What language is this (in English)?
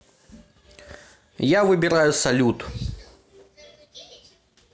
Russian